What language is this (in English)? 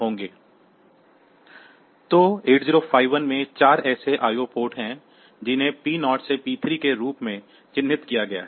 Hindi